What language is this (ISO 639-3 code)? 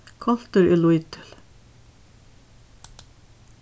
fao